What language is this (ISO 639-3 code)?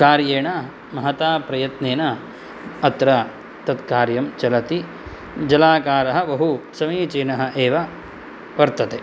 san